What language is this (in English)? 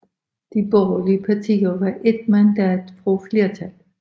Danish